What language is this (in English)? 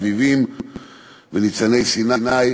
Hebrew